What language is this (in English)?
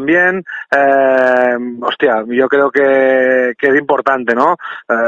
Spanish